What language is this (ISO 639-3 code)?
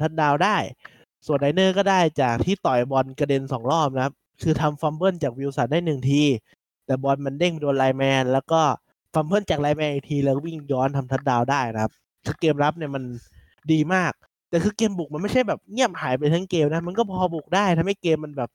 tha